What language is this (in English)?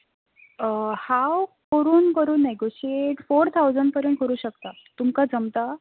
Konkani